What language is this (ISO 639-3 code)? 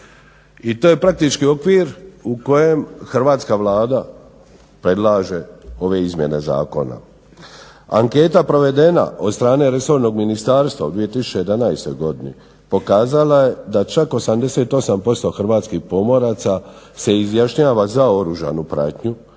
hrv